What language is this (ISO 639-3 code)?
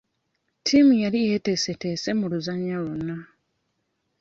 lug